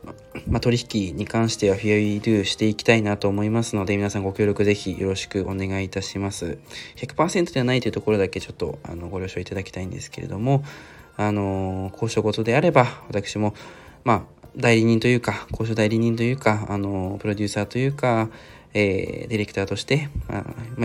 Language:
Japanese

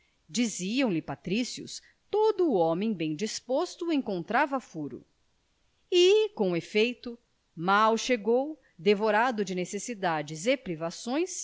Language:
Portuguese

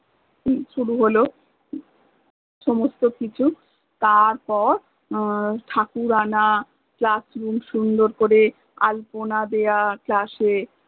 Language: Bangla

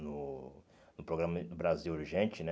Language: Portuguese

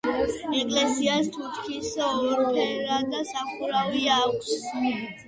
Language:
Georgian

